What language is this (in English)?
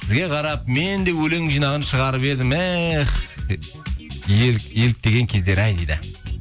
Kazakh